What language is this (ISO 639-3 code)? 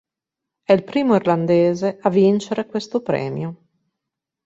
ita